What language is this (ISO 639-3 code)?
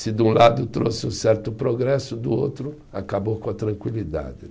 por